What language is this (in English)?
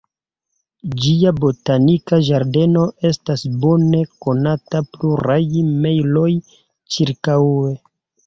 Esperanto